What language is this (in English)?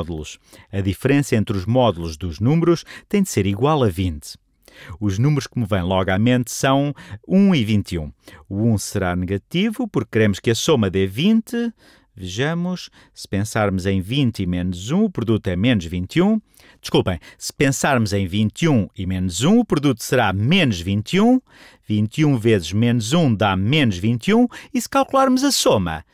Portuguese